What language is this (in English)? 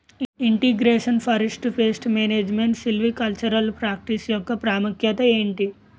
Telugu